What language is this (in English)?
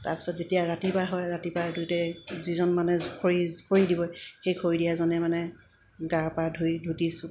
Assamese